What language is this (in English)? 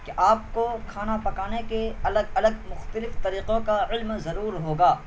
Urdu